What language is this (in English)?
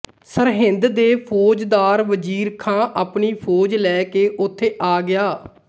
Punjabi